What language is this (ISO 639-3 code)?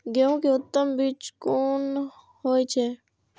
mai